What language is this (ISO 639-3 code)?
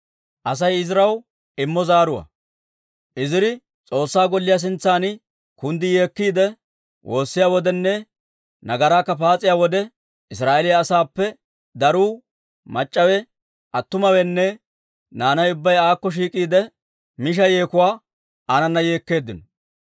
dwr